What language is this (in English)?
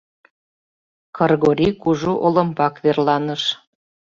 Mari